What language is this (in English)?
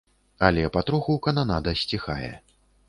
Belarusian